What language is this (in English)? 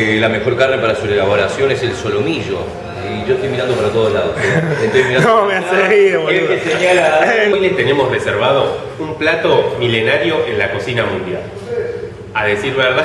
Spanish